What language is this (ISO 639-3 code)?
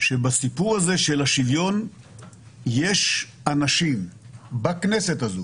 heb